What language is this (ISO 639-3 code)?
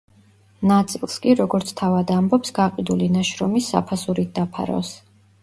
kat